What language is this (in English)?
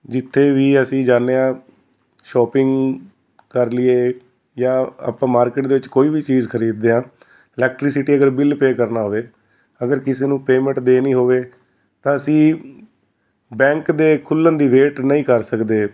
Punjabi